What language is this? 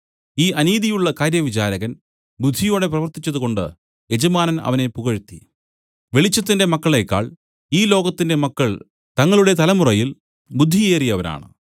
Malayalam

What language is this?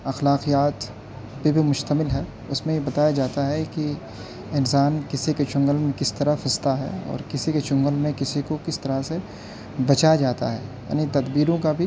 Urdu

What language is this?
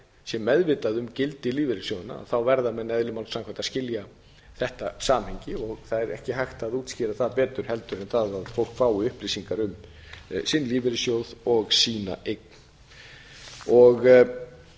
Icelandic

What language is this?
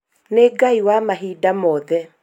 Kikuyu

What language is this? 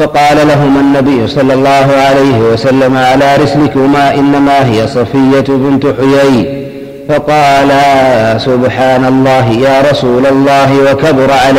Arabic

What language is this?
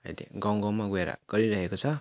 Nepali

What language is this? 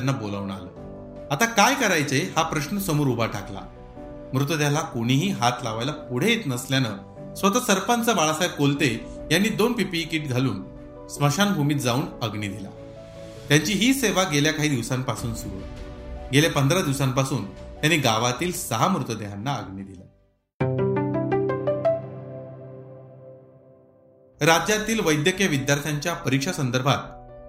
Marathi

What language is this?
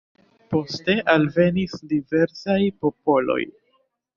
Esperanto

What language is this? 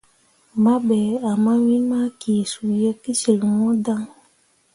Mundang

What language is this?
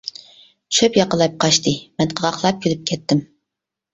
Uyghur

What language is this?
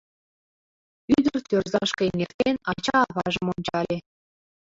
Mari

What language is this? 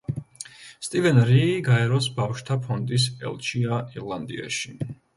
Georgian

